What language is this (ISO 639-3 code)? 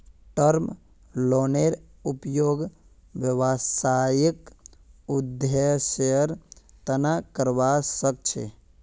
mag